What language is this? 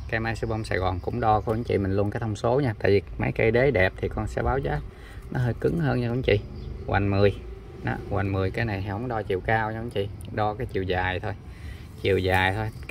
Vietnamese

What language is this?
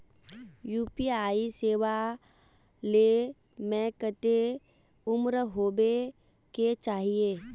Magahi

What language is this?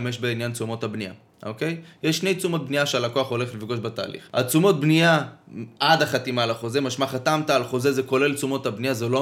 Hebrew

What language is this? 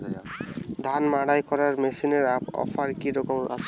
Bangla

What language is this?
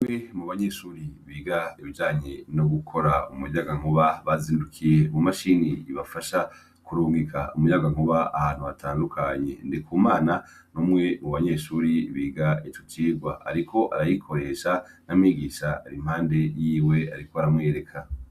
Rundi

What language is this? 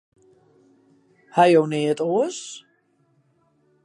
Western Frisian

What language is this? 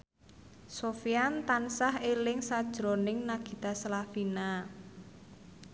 Javanese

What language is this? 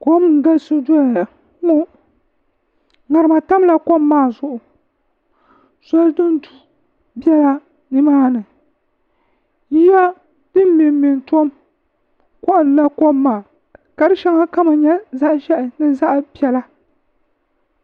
Dagbani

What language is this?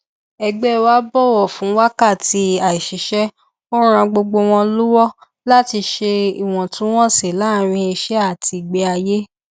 Yoruba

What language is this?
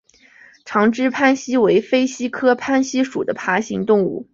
Chinese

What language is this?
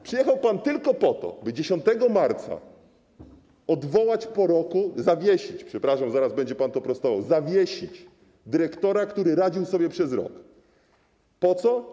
Polish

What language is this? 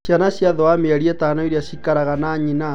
Kikuyu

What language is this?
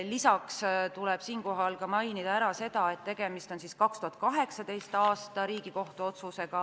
Estonian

